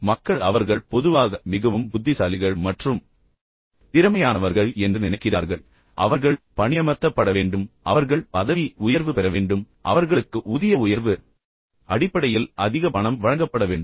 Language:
Tamil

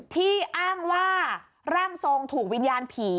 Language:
Thai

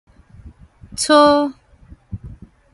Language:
Min Nan Chinese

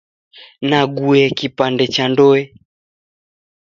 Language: Taita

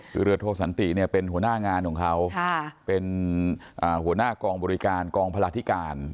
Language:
Thai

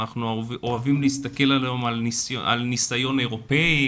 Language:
Hebrew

